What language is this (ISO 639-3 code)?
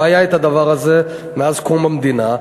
heb